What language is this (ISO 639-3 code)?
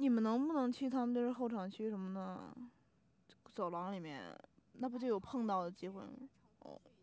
zho